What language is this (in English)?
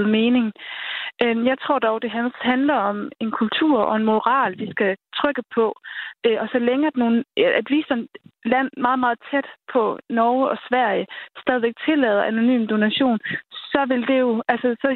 Danish